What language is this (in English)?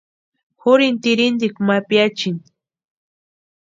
Western Highland Purepecha